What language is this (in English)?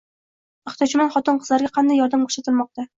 Uzbek